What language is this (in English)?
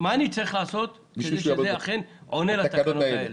Hebrew